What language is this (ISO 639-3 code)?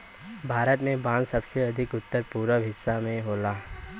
bho